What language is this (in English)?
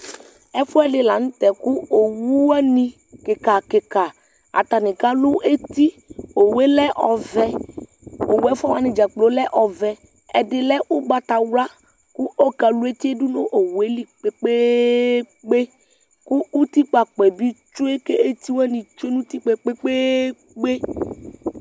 Ikposo